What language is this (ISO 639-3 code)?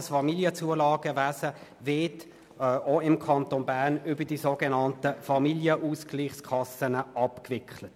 gsw